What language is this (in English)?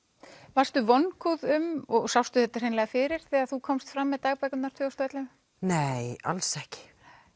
Icelandic